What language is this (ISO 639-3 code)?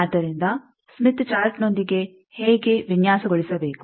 kan